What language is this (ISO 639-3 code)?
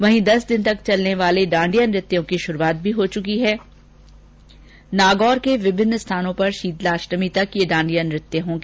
hin